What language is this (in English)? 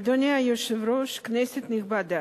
Hebrew